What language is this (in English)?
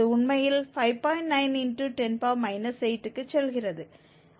Tamil